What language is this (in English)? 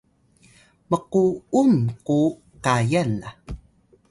Atayal